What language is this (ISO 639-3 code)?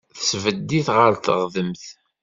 kab